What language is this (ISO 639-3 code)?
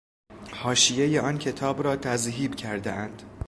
fas